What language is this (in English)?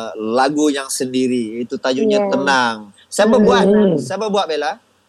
Malay